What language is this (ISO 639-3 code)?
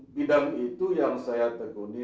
ind